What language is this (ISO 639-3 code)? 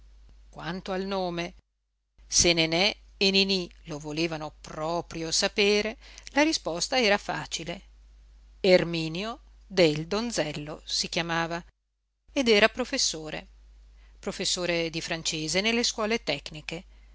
ita